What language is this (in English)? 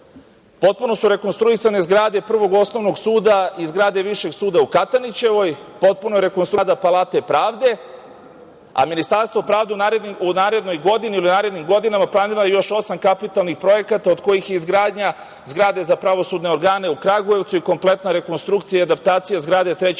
Serbian